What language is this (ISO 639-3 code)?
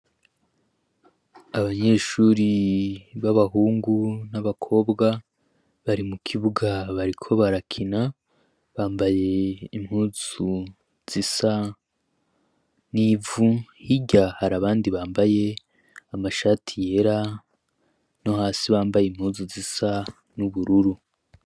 run